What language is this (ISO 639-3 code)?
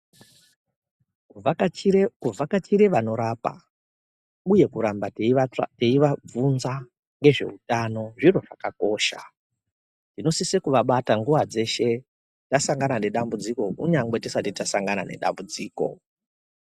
ndc